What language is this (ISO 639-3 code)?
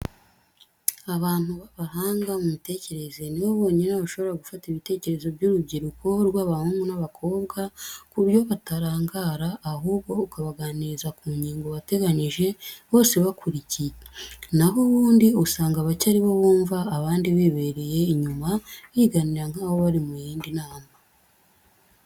kin